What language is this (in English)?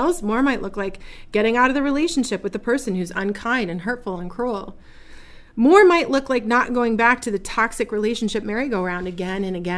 English